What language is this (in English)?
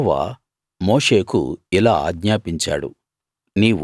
Telugu